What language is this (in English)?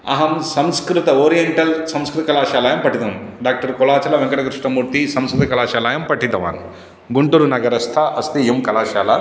Sanskrit